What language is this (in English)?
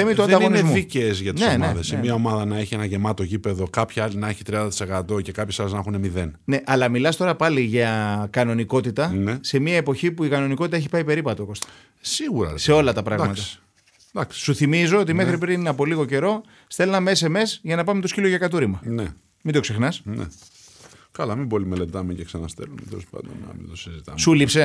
Greek